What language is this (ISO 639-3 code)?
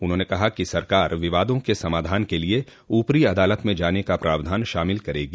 hin